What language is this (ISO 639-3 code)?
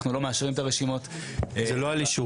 heb